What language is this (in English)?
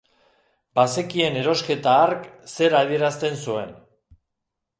Basque